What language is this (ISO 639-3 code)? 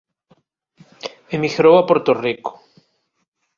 glg